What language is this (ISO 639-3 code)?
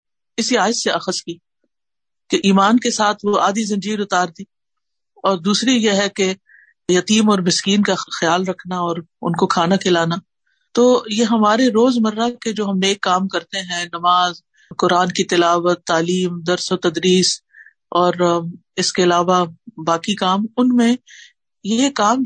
urd